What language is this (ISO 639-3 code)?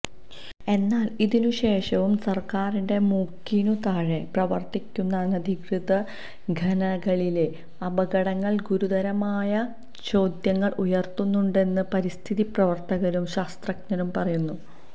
mal